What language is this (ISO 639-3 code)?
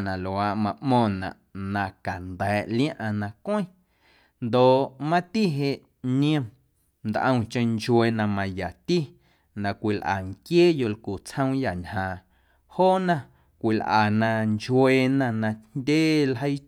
amu